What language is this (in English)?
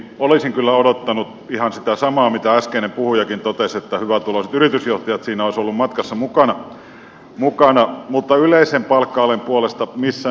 Finnish